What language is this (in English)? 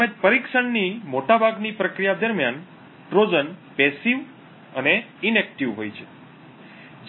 Gujarati